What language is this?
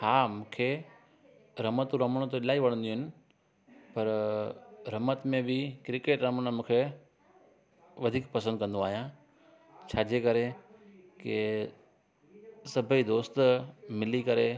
Sindhi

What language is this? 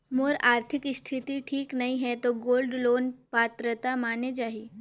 Chhattisgarhi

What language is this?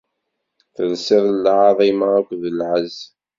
Kabyle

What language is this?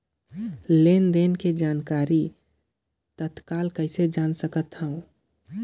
Chhattisgarhi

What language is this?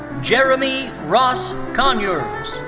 English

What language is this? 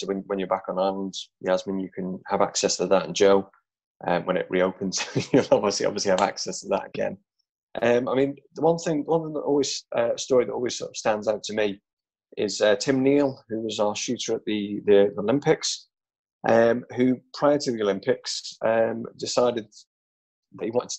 English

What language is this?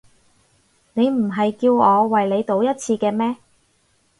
Cantonese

